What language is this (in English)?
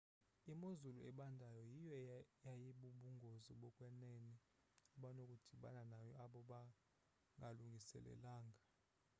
Xhosa